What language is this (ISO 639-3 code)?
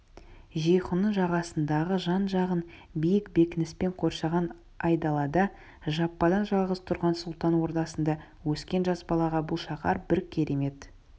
kaz